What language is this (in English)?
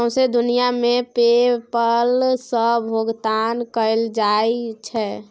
Maithili